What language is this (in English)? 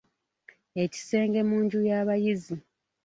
Ganda